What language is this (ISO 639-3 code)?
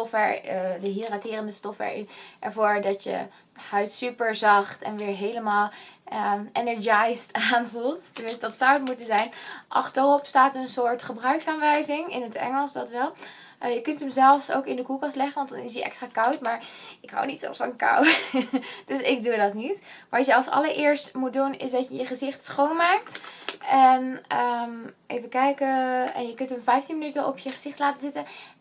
nld